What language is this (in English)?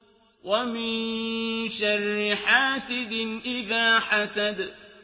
Arabic